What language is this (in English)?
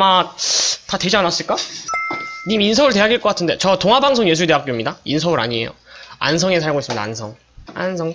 Korean